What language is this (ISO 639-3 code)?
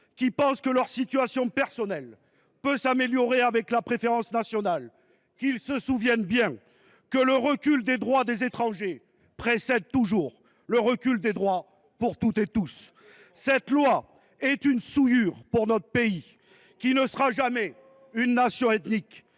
fra